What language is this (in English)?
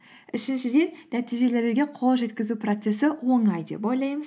Kazakh